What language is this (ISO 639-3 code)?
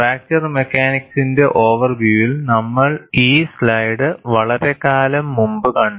mal